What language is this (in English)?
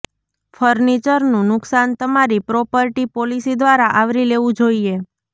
Gujarati